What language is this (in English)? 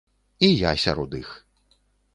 Belarusian